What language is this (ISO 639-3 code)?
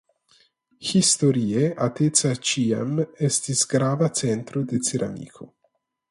epo